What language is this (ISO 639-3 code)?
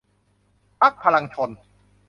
tha